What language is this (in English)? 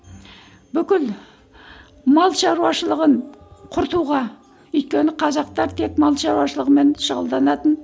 Kazakh